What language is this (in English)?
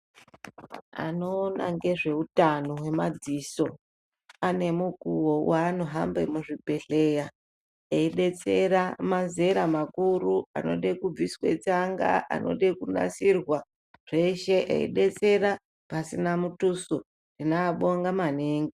Ndau